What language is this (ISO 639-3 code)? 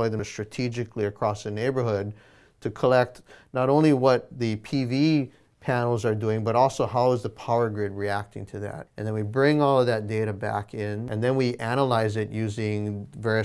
eng